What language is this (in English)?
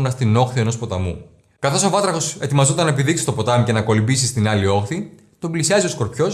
Greek